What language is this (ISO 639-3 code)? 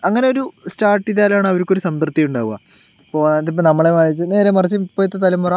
mal